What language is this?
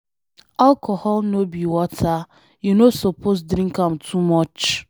Nigerian Pidgin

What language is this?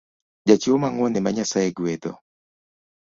Luo (Kenya and Tanzania)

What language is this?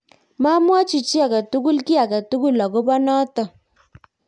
Kalenjin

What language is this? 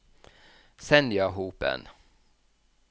Norwegian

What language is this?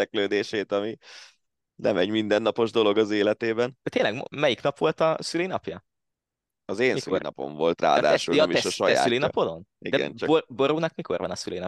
Hungarian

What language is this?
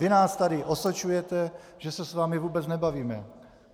Czech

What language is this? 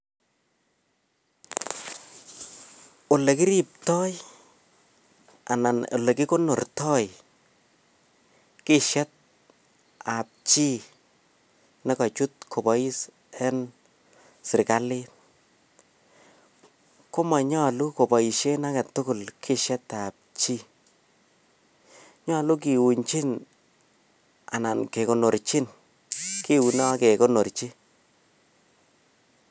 Kalenjin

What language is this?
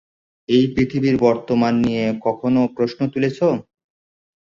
Bangla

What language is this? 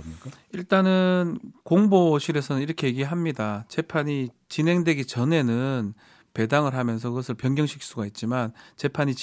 Korean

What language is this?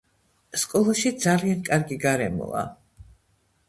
Georgian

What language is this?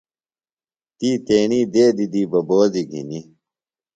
Phalura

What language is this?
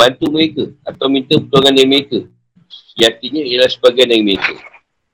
Malay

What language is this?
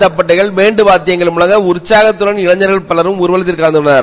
Tamil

